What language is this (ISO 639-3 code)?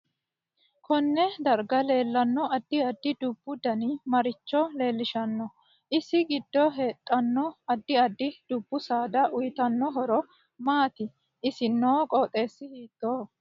sid